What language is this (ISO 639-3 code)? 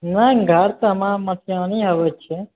mai